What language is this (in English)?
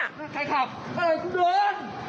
Thai